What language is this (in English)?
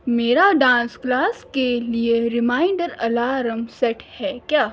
Urdu